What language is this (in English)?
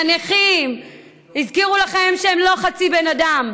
Hebrew